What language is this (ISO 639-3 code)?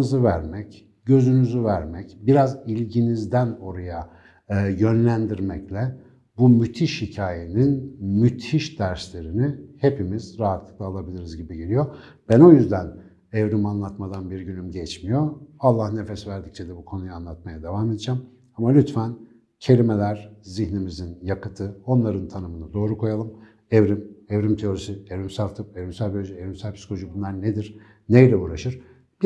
tur